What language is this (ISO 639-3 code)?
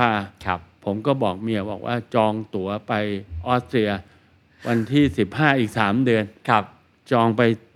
tha